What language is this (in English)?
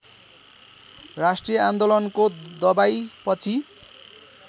Nepali